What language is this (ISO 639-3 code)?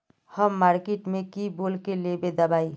mag